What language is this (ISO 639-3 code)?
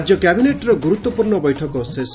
ori